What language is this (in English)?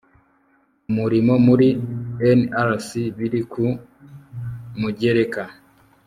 Kinyarwanda